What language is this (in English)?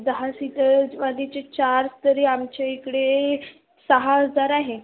Marathi